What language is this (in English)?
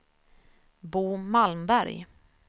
Swedish